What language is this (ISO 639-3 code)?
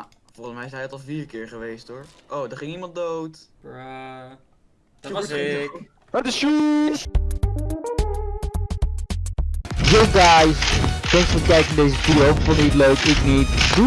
nld